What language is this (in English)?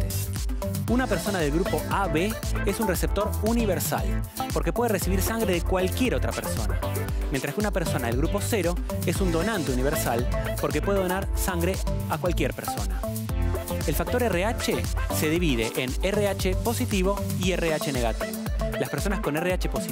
Spanish